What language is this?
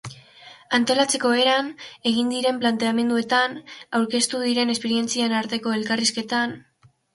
Basque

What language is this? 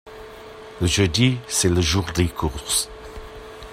French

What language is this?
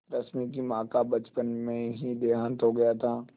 Hindi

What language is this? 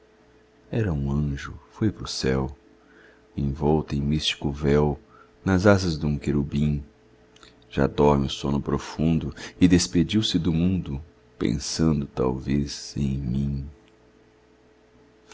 Portuguese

